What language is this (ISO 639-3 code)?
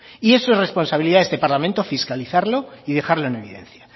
spa